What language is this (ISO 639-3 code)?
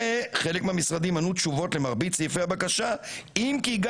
heb